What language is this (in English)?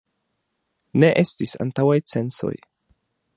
Esperanto